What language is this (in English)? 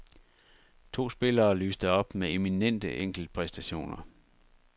Danish